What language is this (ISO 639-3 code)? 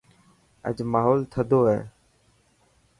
mki